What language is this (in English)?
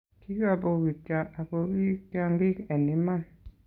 Kalenjin